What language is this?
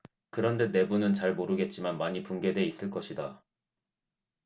Korean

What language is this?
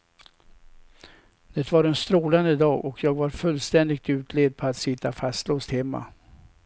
Swedish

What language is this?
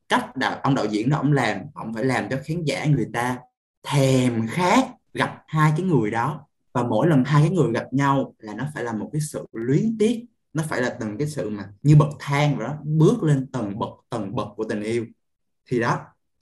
Vietnamese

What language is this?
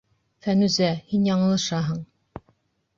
Bashkir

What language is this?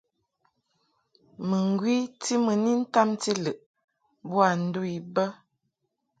Mungaka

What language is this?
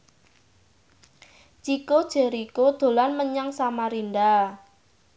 Javanese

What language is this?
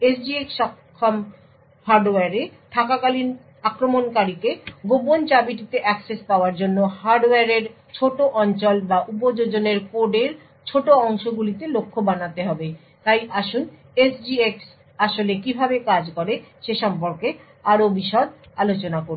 Bangla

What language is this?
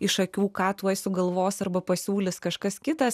Lithuanian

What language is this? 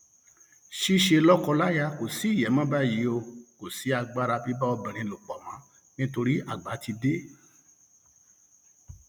Yoruba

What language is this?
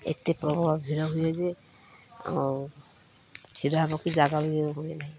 Odia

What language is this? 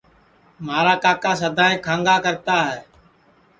Sansi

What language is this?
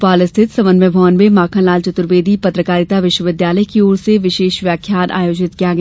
Hindi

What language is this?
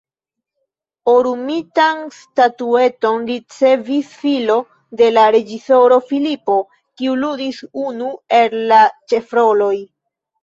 Esperanto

